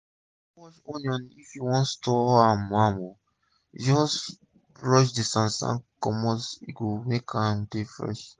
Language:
Nigerian Pidgin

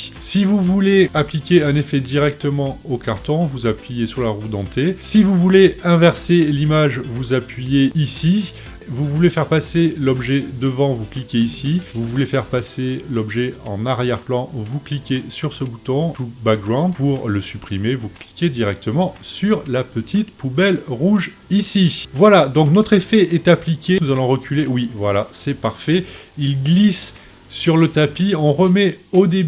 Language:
French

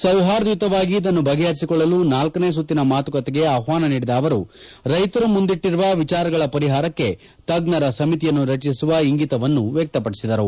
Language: Kannada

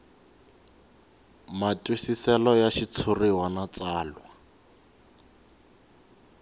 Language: Tsonga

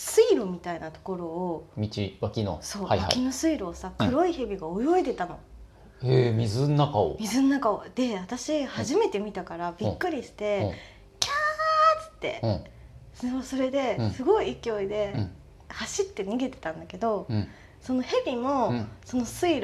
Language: Japanese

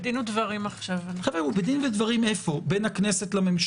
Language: Hebrew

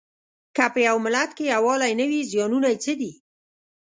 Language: Pashto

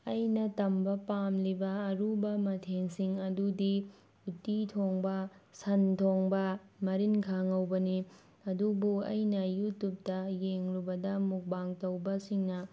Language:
Manipuri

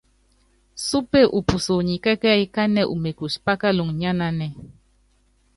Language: Yangben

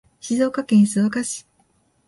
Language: Japanese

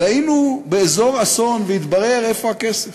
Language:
Hebrew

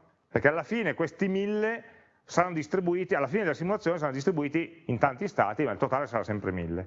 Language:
Italian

